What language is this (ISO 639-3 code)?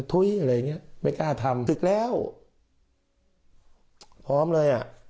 tha